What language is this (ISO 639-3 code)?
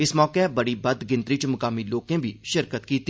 doi